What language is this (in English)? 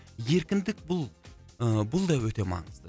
Kazakh